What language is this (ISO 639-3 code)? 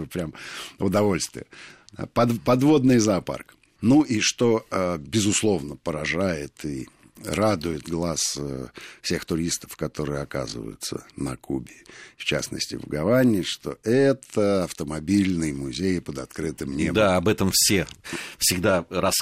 rus